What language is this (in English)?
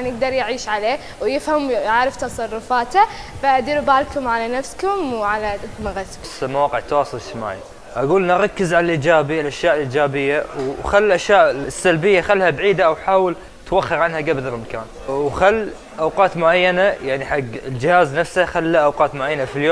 Arabic